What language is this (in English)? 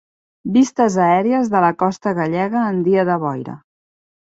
Catalan